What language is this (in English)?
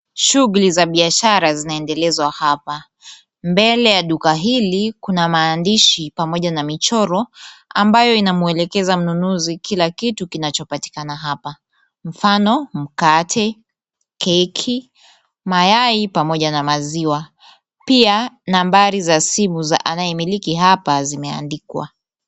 Swahili